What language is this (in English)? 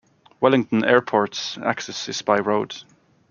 English